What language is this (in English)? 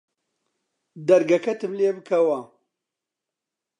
Central Kurdish